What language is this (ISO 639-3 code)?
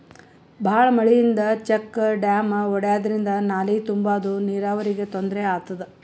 kan